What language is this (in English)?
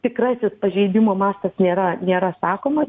Lithuanian